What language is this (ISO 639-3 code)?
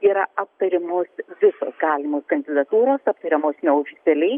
lit